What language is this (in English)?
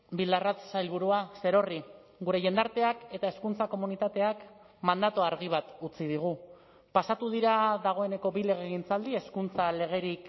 Basque